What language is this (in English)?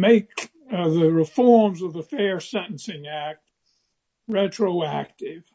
English